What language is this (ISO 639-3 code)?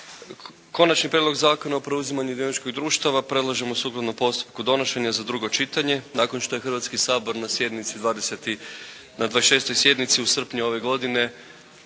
hrv